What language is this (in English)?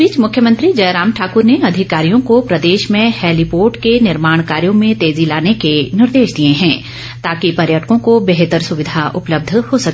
Hindi